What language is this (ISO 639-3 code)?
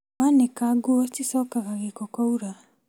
kik